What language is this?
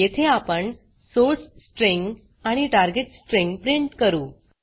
Marathi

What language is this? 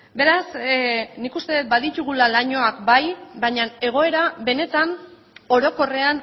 Basque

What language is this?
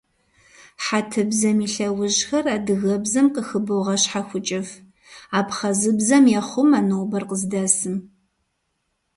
Kabardian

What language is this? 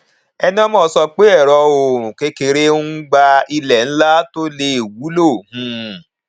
Yoruba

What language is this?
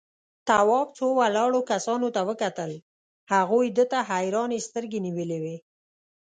Pashto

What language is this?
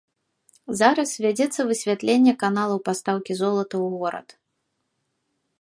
Belarusian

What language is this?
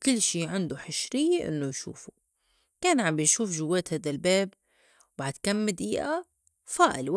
North Levantine Arabic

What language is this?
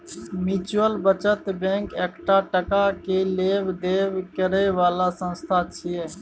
Maithili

